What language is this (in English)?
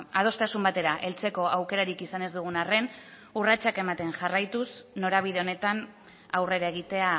Basque